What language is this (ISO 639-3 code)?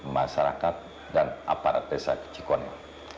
ind